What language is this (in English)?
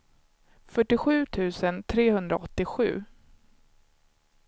Swedish